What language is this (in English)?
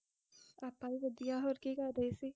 Punjabi